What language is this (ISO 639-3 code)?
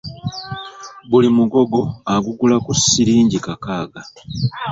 lug